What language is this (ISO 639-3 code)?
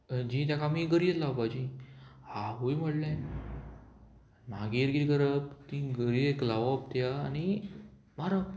kok